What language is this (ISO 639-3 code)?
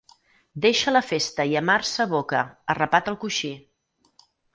cat